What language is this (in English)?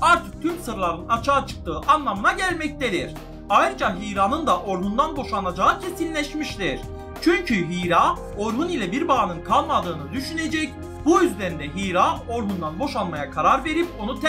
Turkish